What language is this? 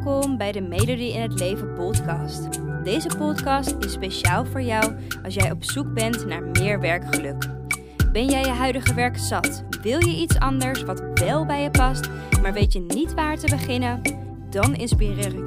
Dutch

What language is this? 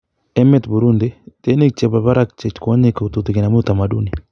Kalenjin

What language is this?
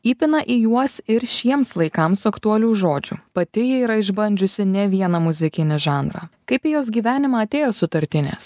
Lithuanian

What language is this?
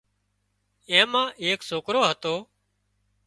Wadiyara Koli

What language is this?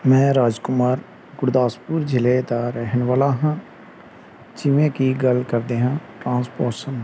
Punjabi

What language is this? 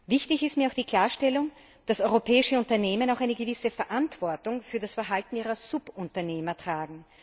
German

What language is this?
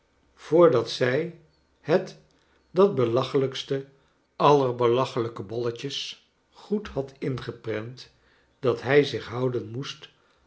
Dutch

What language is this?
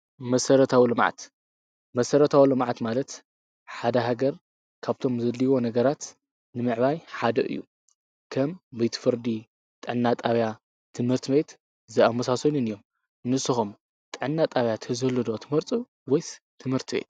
Tigrinya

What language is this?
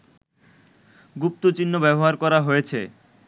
Bangla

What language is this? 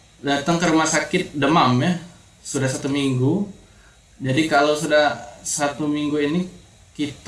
Indonesian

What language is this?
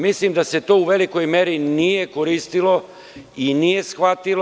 Serbian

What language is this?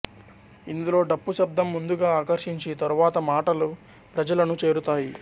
Telugu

